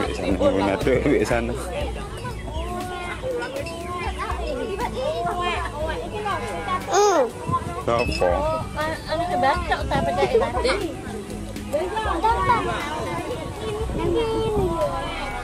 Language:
Korean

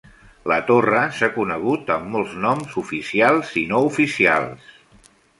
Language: Catalan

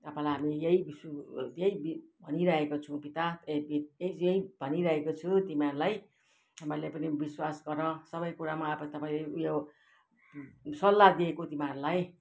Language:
Nepali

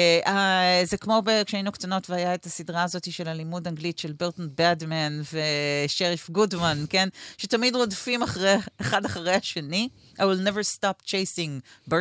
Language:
Hebrew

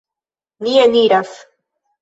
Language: Esperanto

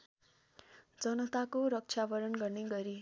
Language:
Nepali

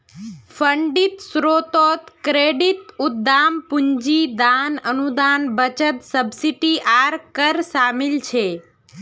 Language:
Magahi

